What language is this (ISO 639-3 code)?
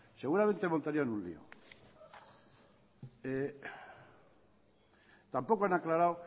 spa